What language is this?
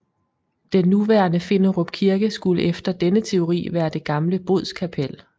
Danish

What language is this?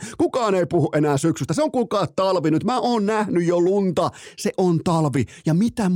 Finnish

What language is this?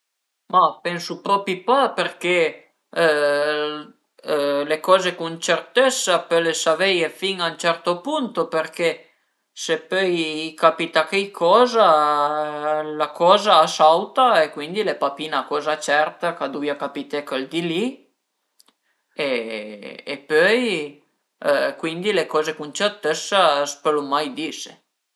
Piedmontese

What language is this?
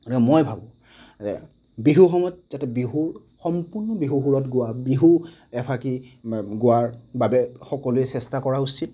Assamese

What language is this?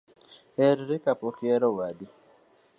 Luo (Kenya and Tanzania)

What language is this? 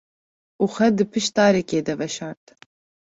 Kurdish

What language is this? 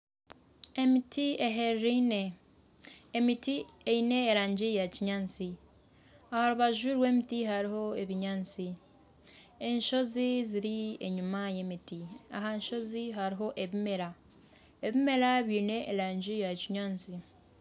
Nyankole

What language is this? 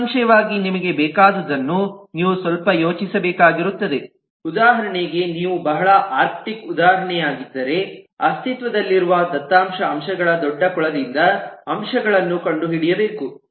Kannada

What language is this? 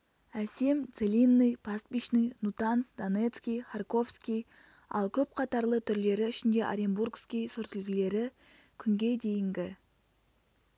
Kazakh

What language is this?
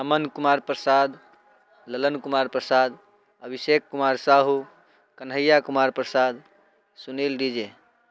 Maithili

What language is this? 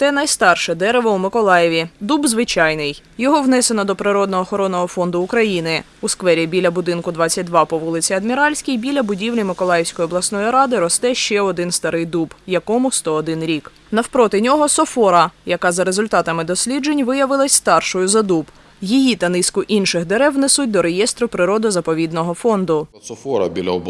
Ukrainian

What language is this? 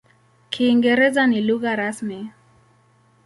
Swahili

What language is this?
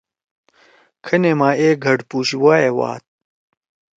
Torwali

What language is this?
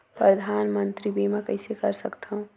Chhattisgarhi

